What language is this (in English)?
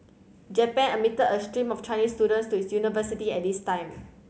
English